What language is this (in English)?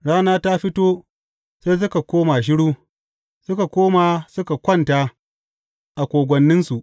Hausa